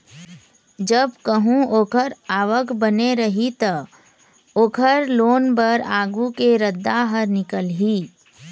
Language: Chhattisgarhi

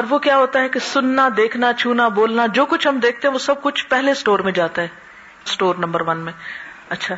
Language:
Urdu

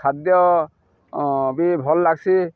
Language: Odia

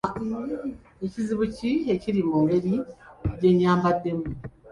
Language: Ganda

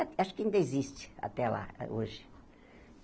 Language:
Portuguese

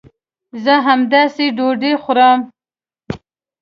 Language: Pashto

